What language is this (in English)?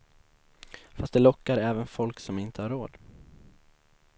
Swedish